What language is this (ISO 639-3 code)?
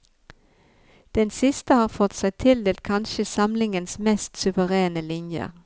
nor